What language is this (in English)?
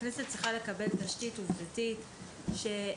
Hebrew